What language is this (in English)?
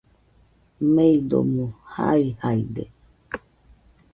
Nüpode Huitoto